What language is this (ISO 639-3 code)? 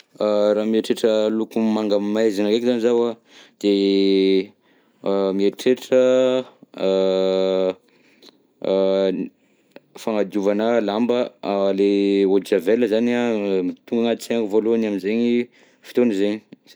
bzc